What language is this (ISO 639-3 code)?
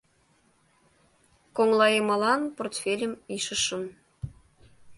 chm